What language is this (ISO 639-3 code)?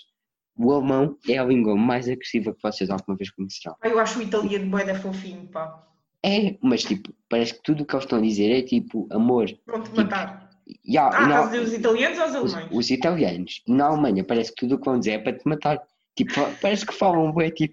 por